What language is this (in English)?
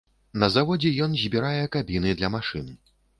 Belarusian